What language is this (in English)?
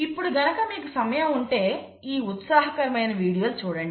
Telugu